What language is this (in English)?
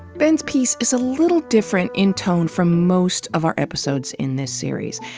English